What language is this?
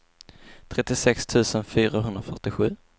Swedish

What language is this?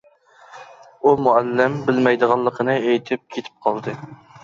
Uyghur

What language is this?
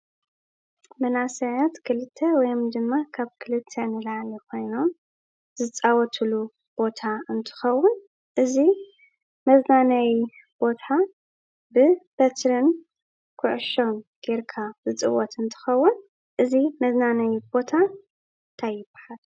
Tigrinya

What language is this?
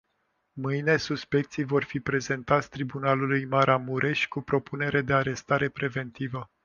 Romanian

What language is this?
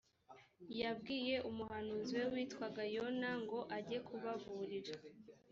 Kinyarwanda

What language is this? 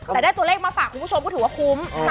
Thai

